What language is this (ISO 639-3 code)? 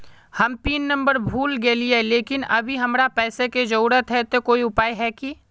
mag